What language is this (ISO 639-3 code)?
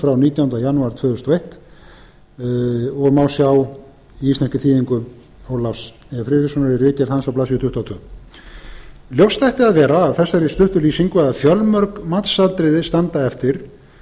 isl